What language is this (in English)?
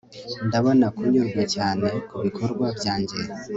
Kinyarwanda